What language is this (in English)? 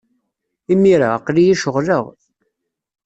Kabyle